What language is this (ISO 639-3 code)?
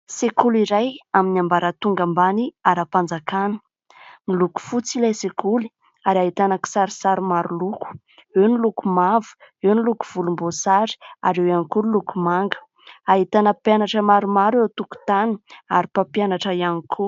mlg